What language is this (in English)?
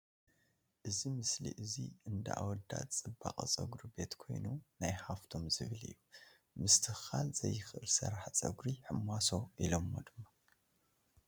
Tigrinya